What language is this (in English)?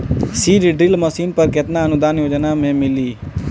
Bhojpuri